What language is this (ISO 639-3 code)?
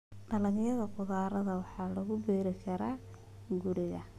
som